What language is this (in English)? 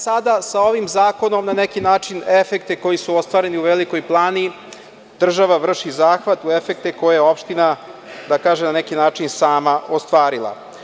Serbian